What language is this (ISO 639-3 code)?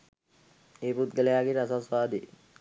sin